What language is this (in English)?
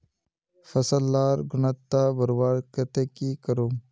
Magahi